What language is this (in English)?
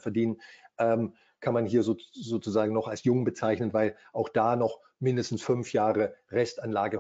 German